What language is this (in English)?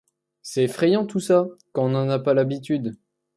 French